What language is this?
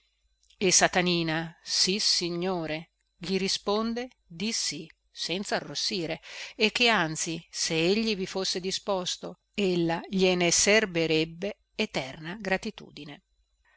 Italian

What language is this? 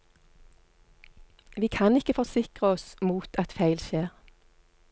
Norwegian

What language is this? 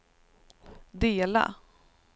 Swedish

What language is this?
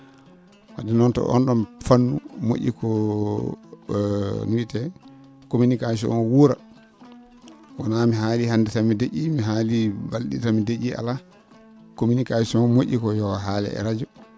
Fula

